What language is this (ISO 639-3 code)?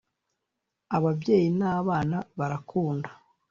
kin